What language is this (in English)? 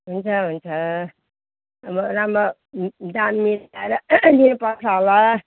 Nepali